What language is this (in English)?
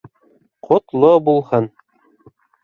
Bashkir